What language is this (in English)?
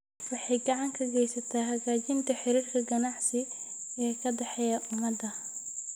Somali